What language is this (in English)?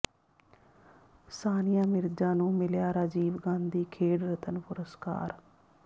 Punjabi